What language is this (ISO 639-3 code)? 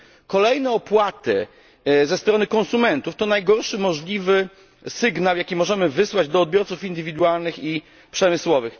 pol